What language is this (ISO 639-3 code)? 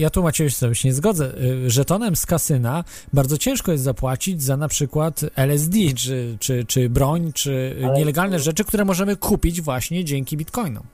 pol